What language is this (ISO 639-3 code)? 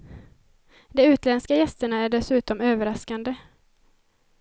swe